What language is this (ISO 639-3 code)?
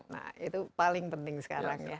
ind